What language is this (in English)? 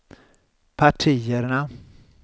Swedish